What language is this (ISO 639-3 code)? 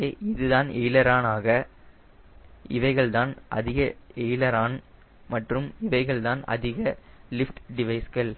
tam